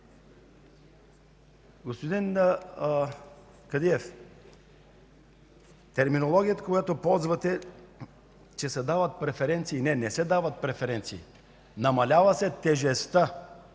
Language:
Bulgarian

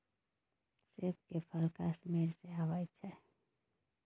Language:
Maithili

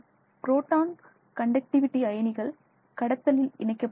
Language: Tamil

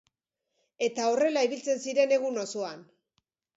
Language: Basque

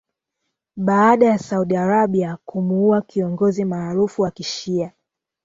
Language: Swahili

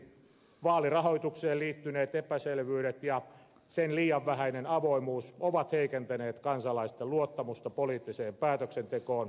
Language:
Finnish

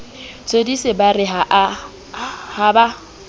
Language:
Southern Sotho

